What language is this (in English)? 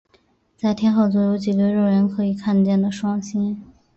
Chinese